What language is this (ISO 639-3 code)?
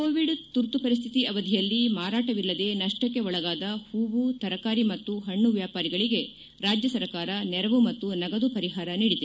kan